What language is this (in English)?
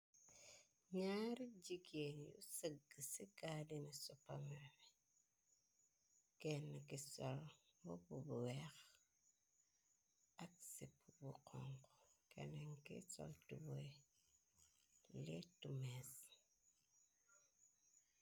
Wolof